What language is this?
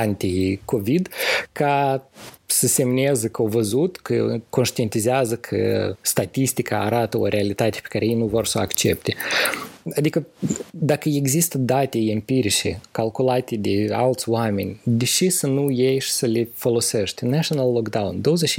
Romanian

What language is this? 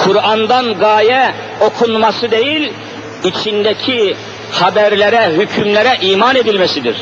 Turkish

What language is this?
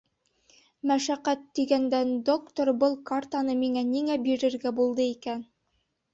Bashkir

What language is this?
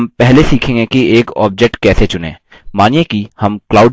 Hindi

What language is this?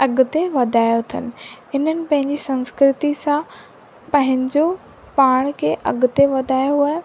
Sindhi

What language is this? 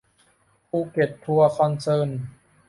Thai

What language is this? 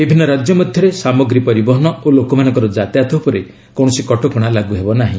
Odia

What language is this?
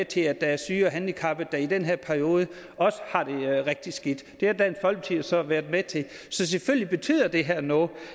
Danish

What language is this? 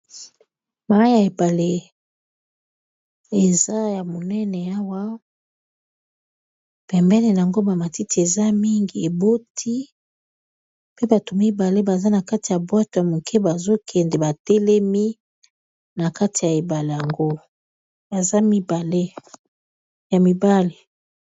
Lingala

